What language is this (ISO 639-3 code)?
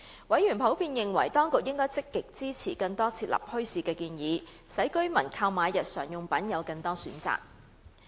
yue